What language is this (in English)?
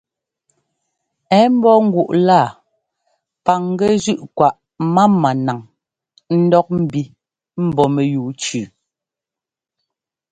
Ngomba